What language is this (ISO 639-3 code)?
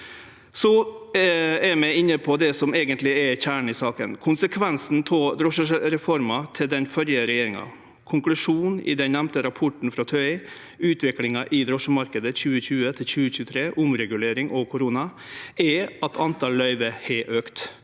nor